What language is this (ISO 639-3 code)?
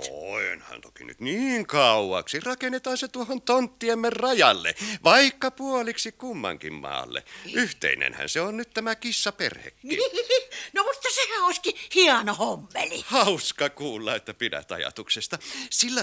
fin